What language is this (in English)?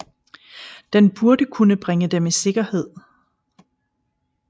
Danish